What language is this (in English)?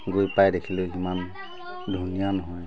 Assamese